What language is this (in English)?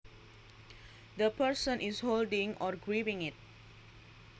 Javanese